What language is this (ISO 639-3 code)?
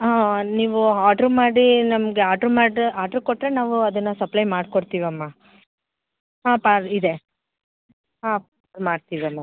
kan